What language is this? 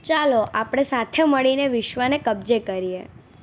Gujarati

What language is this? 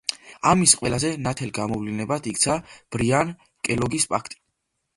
Georgian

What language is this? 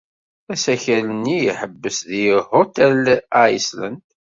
Kabyle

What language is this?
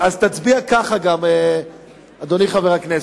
Hebrew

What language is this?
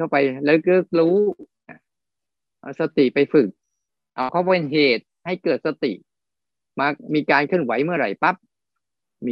Thai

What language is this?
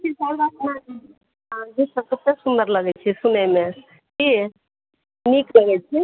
Maithili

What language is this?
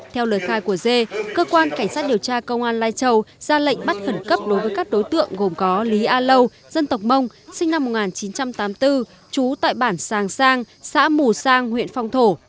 Vietnamese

